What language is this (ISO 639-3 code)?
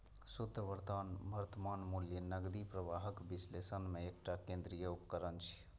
mai